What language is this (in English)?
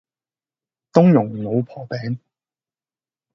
Cantonese